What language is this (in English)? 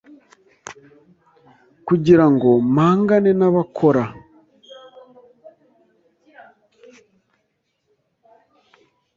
Kinyarwanda